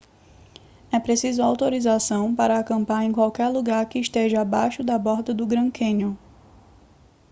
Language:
Portuguese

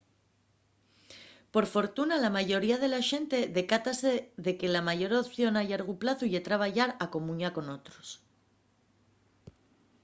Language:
Asturian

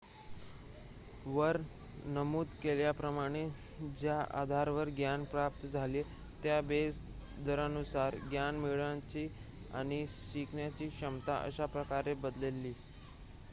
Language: Marathi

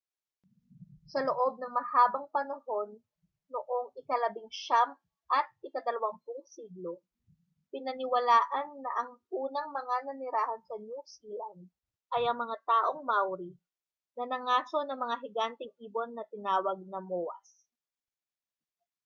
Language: Filipino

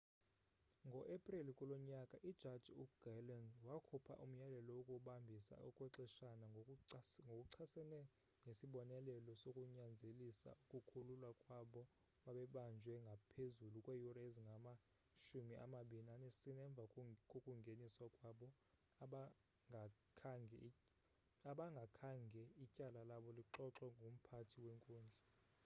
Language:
Xhosa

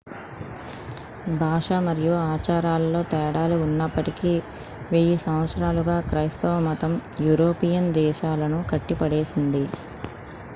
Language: Telugu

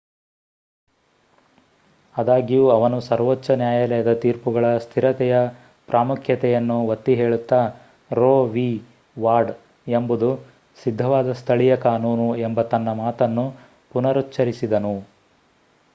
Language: Kannada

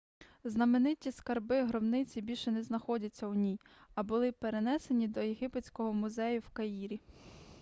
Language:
Ukrainian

